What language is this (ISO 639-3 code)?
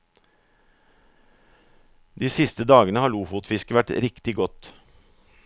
nor